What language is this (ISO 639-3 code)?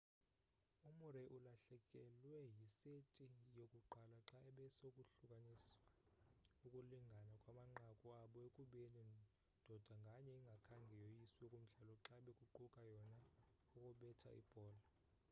xho